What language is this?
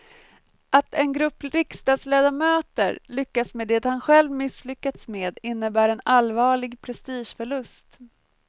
Swedish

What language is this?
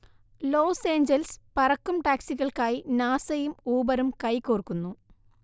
Malayalam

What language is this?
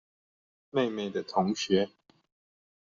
Chinese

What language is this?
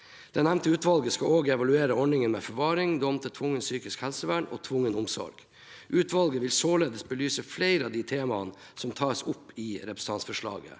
Norwegian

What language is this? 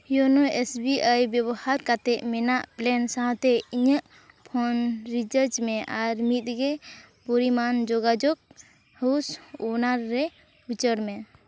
Santali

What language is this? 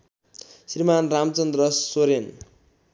Nepali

